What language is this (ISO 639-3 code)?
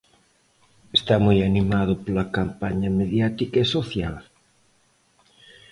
glg